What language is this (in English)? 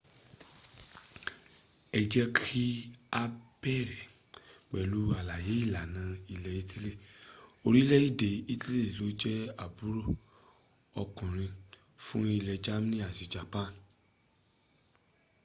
Yoruba